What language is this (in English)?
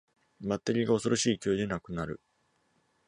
Japanese